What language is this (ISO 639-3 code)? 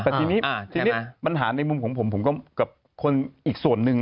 tha